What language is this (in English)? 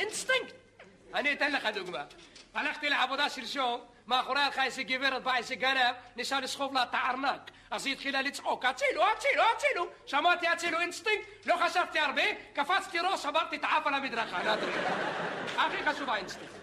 Hebrew